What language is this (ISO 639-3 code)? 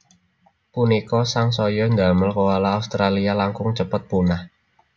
jav